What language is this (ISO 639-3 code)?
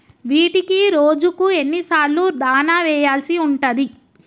tel